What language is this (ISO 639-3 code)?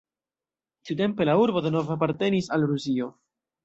epo